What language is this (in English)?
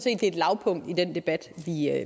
Danish